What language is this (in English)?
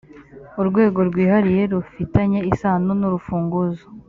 Kinyarwanda